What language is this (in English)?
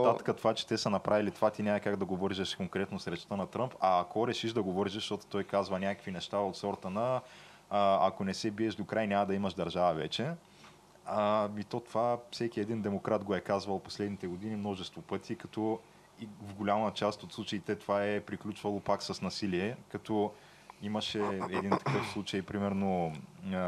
Bulgarian